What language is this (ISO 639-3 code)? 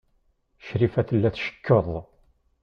kab